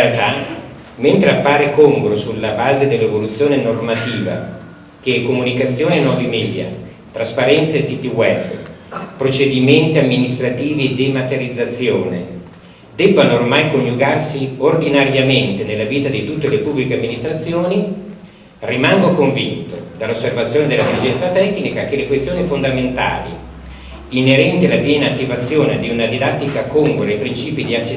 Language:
Italian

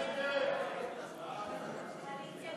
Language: Hebrew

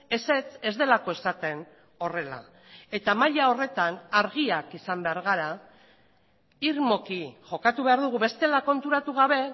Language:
Basque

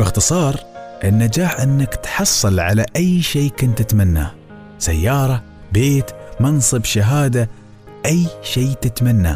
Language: Arabic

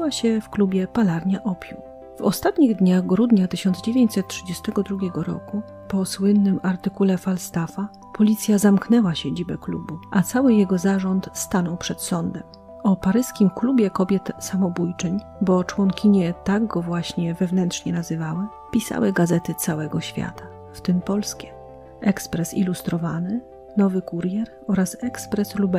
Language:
Polish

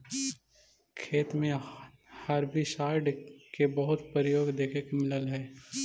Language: Magahi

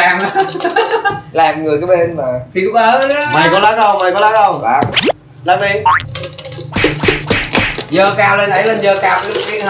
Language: Vietnamese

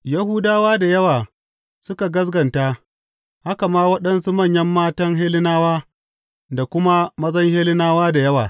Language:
Hausa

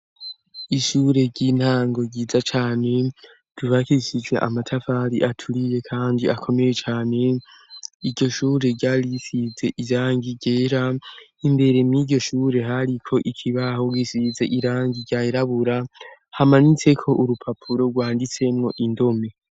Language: Rundi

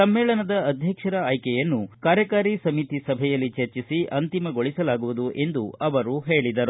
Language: Kannada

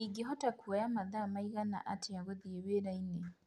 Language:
Kikuyu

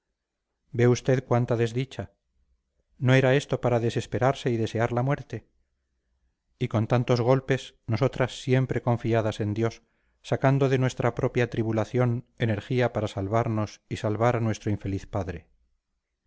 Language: Spanish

